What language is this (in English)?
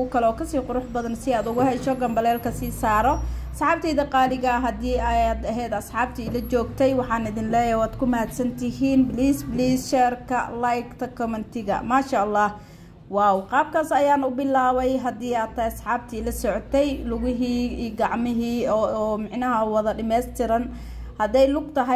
Arabic